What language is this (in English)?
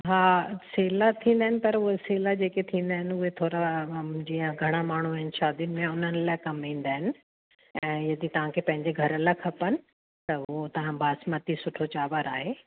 Sindhi